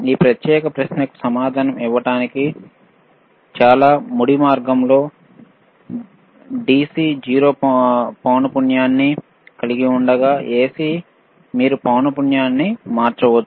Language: Telugu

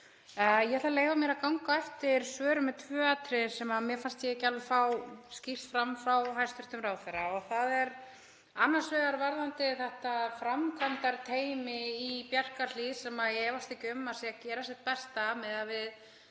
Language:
Icelandic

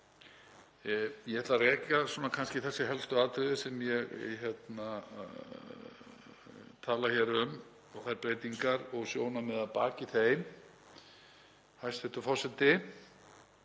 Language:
Icelandic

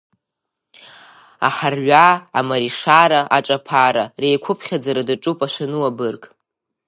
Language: Abkhazian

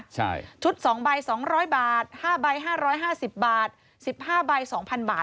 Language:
Thai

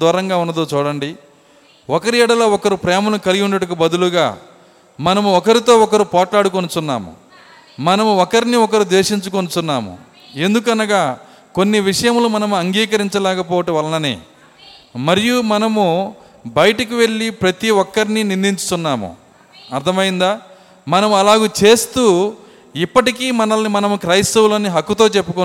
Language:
Telugu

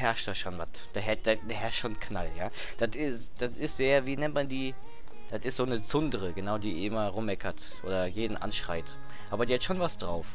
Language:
German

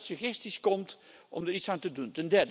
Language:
Dutch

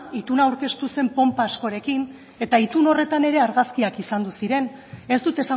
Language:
Basque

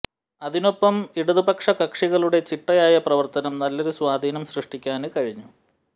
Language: Malayalam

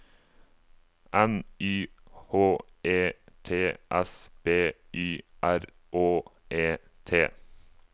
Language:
Norwegian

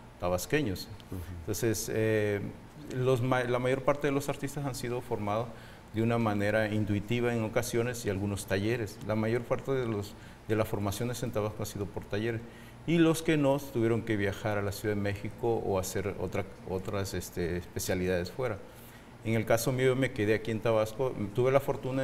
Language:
Spanish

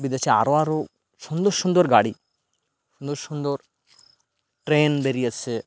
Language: Bangla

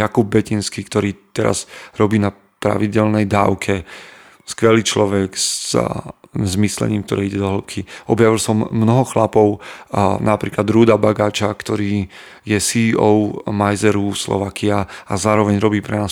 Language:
Slovak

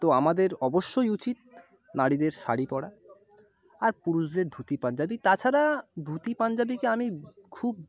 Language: Bangla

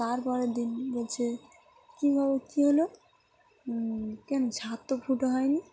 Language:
Bangla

